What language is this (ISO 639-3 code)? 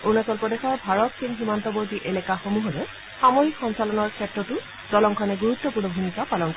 asm